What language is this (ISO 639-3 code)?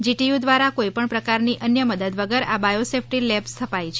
guj